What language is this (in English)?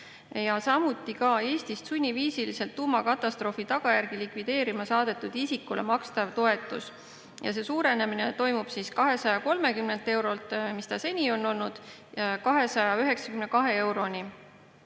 Estonian